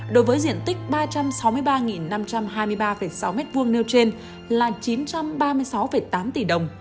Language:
Vietnamese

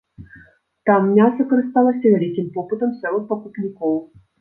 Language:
Belarusian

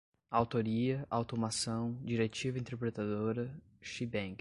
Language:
Portuguese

